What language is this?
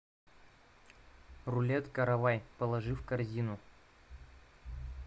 Russian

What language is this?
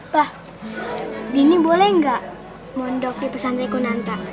Indonesian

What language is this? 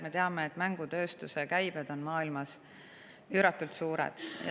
Estonian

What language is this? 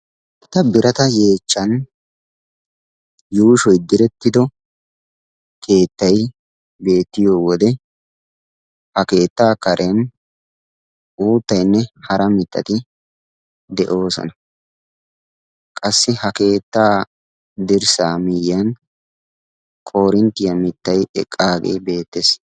Wolaytta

